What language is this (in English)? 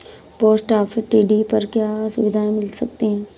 Hindi